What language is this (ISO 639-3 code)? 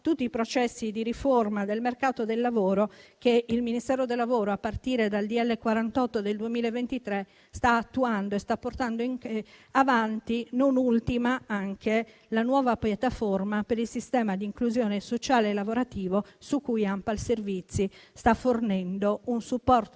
ita